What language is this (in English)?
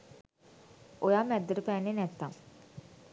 Sinhala